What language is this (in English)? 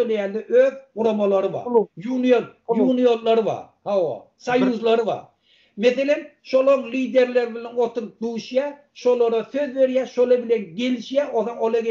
Turkish